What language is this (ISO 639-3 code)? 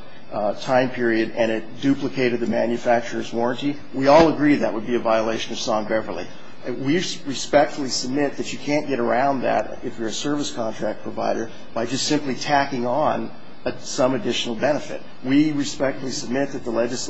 eng